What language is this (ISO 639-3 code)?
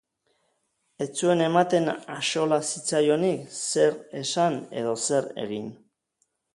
eus